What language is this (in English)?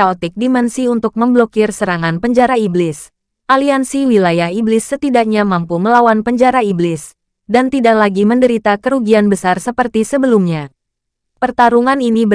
Indonesian